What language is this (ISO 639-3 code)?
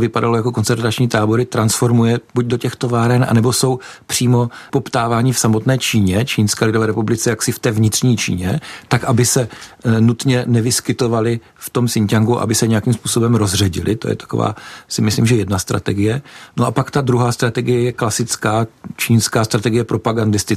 ces